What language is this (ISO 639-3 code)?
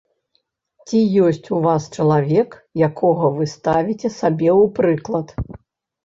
bel